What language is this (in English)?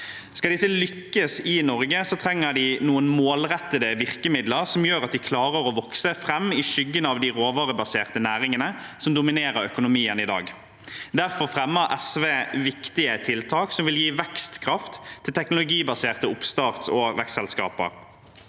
Norwegian